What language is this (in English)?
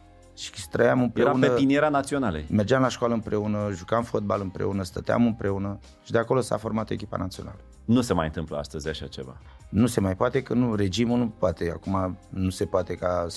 Romanian